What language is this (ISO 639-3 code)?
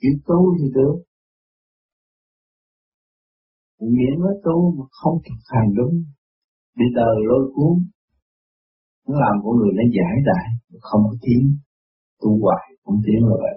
vie